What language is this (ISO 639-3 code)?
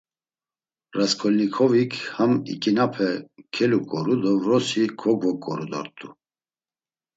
lzz